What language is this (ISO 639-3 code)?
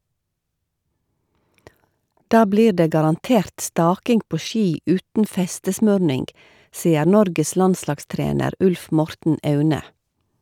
nor